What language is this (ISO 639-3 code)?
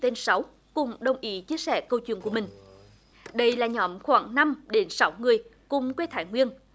vie